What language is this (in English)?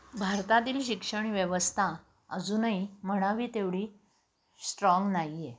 Marathi